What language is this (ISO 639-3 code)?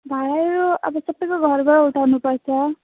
nep